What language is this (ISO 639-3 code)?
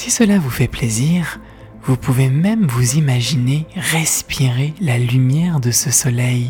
fra